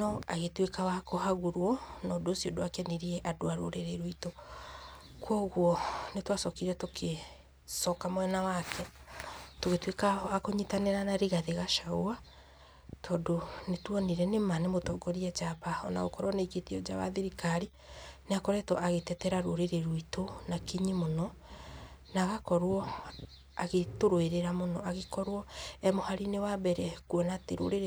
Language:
Kikuyu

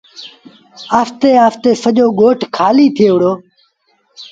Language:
Sindhi Bhil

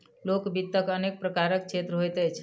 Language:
Maithili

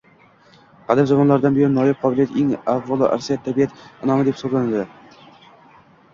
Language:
Uzbek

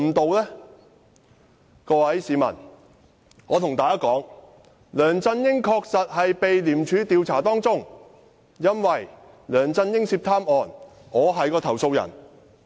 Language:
Cantonese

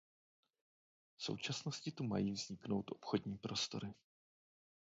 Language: Czech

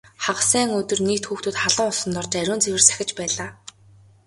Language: Mongolian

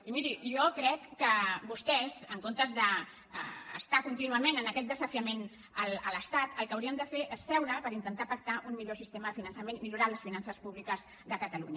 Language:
Catalan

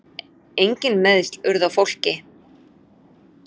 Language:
Icelandic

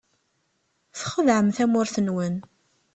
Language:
Kabyle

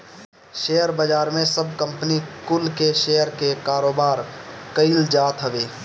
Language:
Bhojpuri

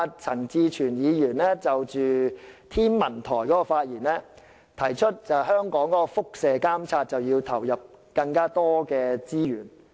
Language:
Cantonese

